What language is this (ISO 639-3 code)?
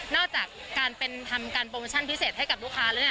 tha